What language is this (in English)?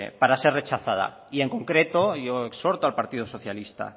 Spanish